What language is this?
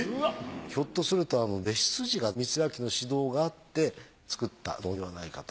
Japanese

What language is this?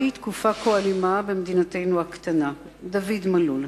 Hebrew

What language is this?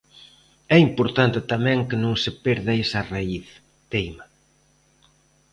Galician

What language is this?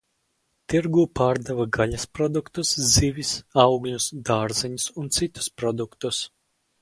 Latvian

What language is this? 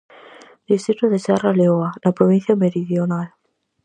Galician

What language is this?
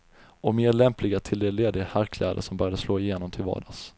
Swedish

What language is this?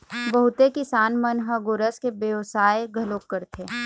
Chhattisgarhi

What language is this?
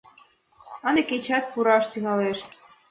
Mari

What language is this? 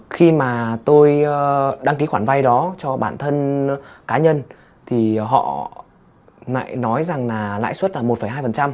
Vietnamese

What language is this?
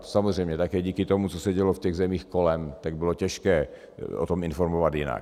Czech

